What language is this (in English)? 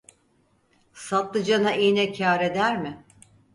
Turkish